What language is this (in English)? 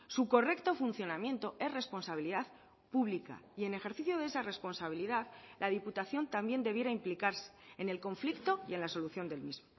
Spanish